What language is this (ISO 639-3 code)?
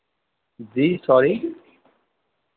urd